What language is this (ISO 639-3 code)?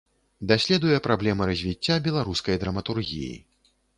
bel